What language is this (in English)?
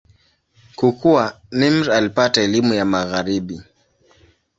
Swahili